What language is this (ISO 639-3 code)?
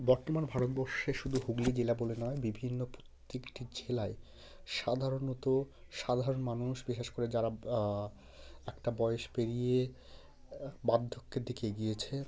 ben